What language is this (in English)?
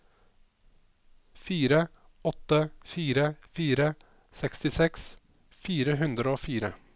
Norwegian